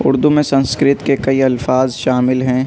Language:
Urdu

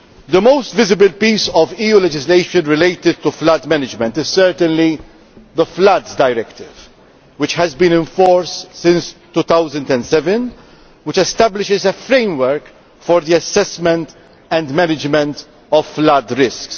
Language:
English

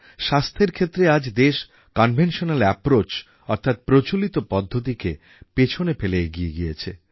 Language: Bangla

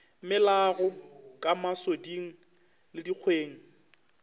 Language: Northern Sotho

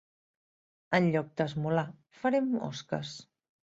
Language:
Catalan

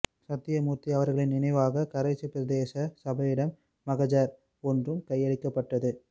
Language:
Tamil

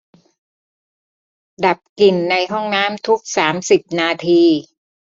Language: Thai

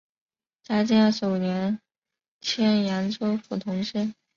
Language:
Chinese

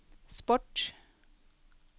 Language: Norwegian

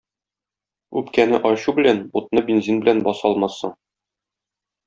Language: Tatar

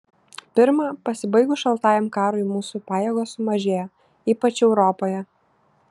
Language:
Lithuanian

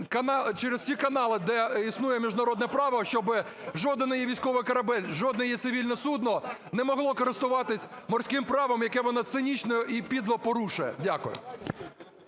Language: Ukrainian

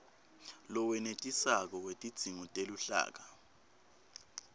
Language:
Swati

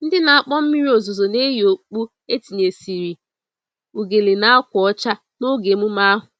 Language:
Igbo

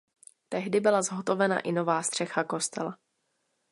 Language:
Czech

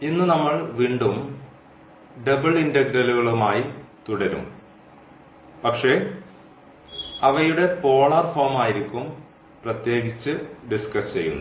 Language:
Malayalam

